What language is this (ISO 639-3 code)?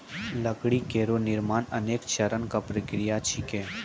mai